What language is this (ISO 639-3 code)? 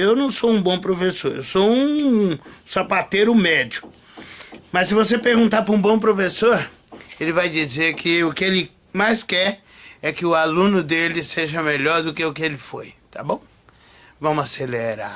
por